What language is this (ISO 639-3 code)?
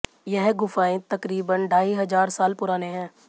hin